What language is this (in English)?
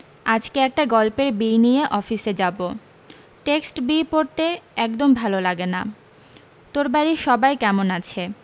Bangla